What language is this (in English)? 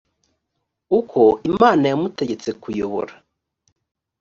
Kinyarwanda